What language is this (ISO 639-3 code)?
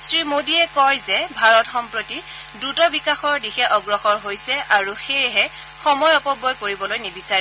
asm